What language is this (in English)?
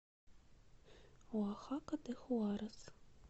Russian